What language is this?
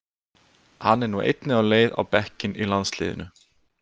Icelandic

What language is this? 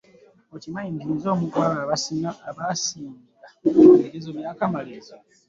Ganda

